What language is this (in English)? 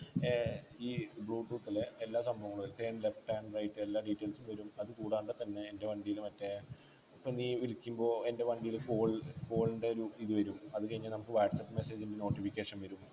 Malayalam